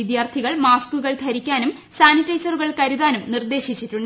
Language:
Malayalam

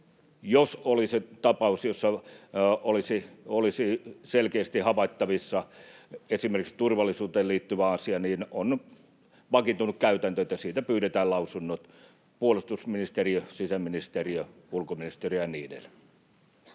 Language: Finnish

